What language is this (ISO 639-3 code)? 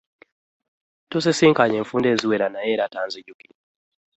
lug